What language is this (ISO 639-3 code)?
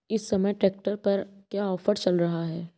hin